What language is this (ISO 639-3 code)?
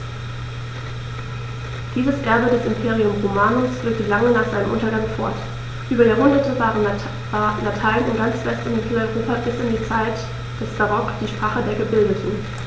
deu